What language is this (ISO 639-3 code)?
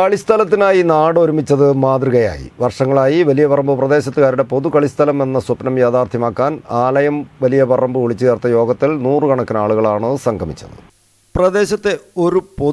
mal